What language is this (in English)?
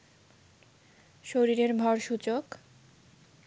Bangla